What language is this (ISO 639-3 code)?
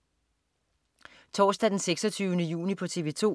dan